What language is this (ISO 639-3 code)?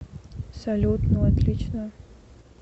rus